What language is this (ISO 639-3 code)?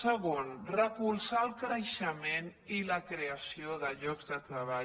cat